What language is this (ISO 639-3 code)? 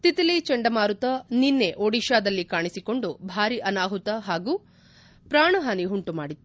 kan